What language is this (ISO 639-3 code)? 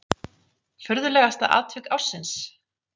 isl